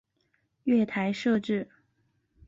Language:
Chinese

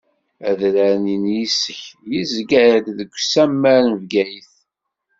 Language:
Kabyle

